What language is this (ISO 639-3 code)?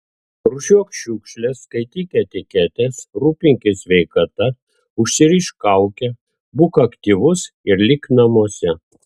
lit